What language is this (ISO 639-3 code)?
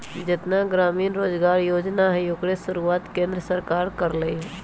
mag